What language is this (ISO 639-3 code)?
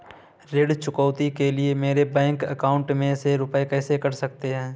hin